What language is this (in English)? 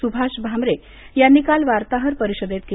Marathi